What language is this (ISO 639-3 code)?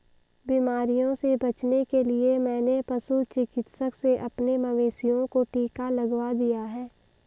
hin